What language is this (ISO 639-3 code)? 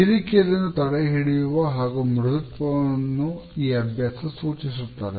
kan